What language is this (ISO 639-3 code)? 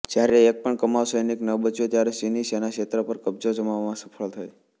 guj